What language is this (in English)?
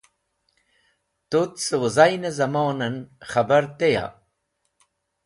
Wakhi